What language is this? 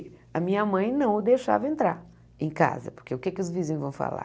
Portuguese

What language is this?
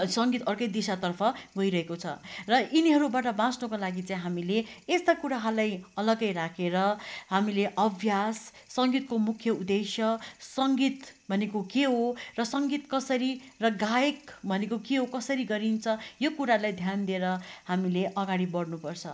Nepali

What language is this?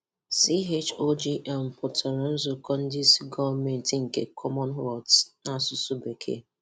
Igbo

